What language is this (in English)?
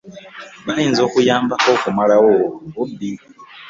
Ganda